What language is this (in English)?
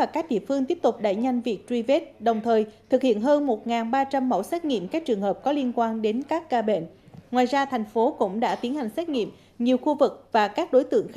Vietnamese